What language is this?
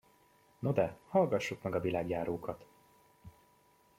Hungarian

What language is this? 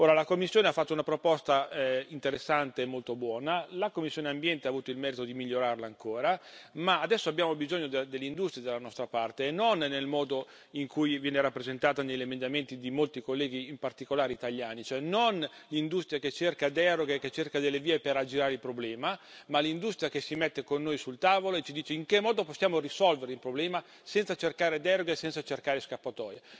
Italian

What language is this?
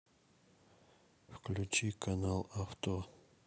Russian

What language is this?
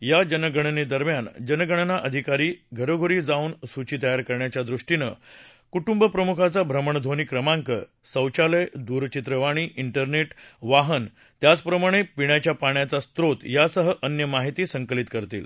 Marathi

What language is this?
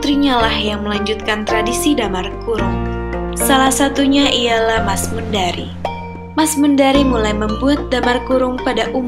Indonesian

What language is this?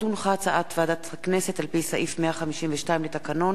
Hebrew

